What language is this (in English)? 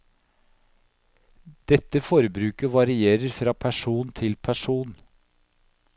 Norwegian